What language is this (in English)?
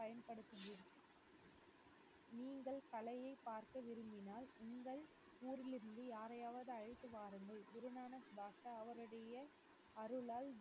Tamil